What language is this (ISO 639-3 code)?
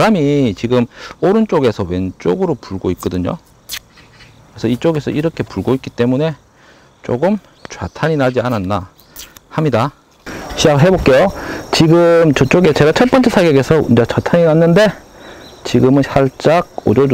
kor